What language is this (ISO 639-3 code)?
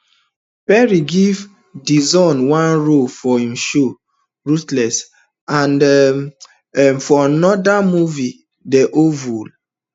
pcm